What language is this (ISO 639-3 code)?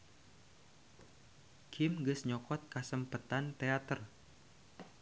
sun